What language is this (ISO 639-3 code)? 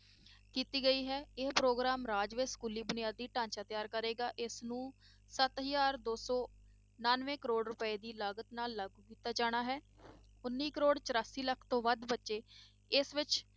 pan